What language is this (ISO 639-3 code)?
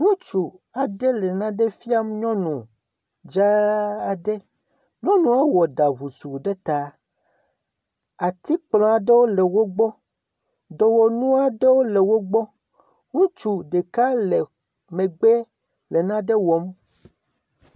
ewe